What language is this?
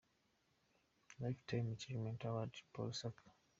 Kinyarwanda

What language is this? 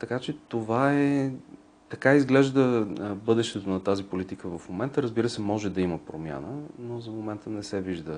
Bulgarian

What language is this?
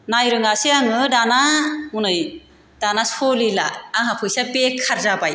Bodo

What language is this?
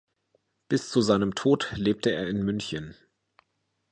German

